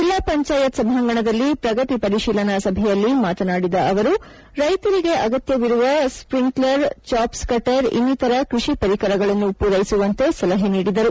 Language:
Kannada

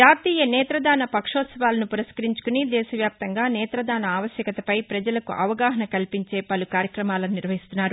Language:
Telugu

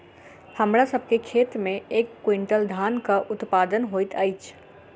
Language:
Maithili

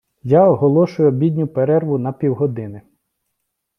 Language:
Ukrainian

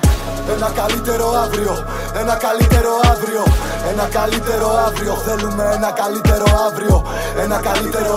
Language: Greek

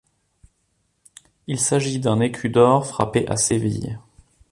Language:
French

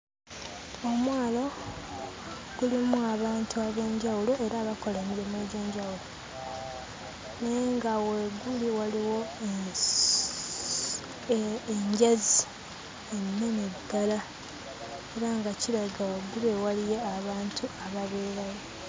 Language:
Ganda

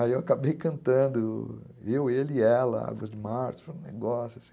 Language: Portuguese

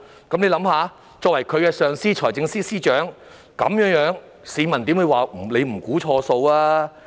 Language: Cantonese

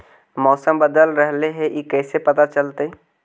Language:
Magahi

